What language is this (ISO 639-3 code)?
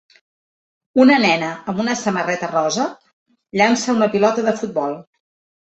cat